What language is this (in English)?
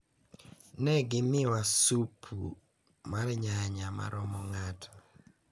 Luo (Kenya and Tanzania)